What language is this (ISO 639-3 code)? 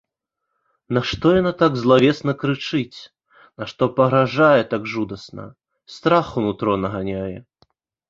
bel